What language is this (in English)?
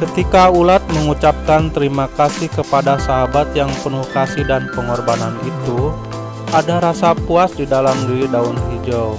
Indonesian